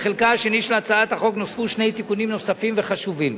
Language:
Hebrew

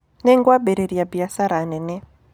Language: Kikuyu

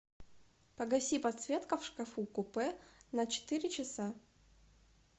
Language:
Russian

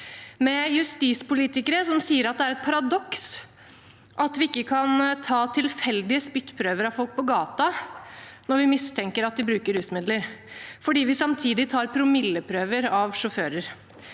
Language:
Norwegian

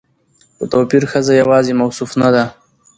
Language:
Pashto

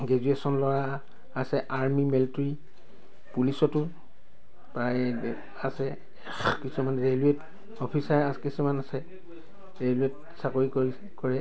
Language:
Assamese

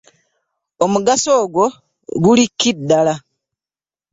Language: Ganda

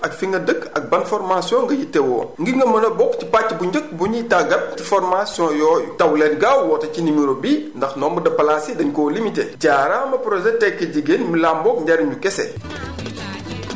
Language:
Wolof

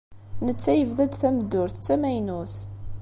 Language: Kabyle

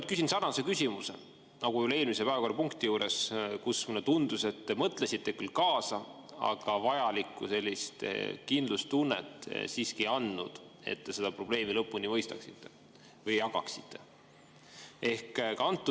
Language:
Estonian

